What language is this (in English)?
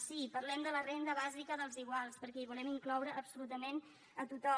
Catalan